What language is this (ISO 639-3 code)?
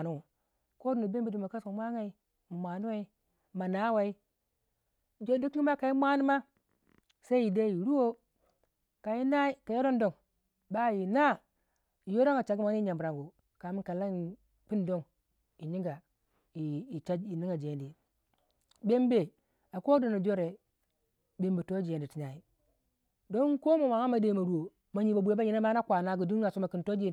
wja